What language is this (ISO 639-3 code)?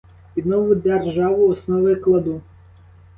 ukr